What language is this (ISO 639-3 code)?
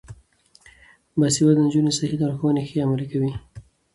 pus